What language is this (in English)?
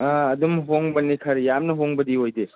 Manipuri